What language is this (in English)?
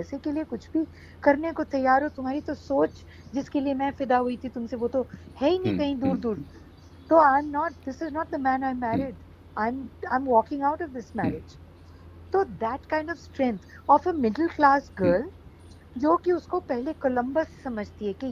Hindi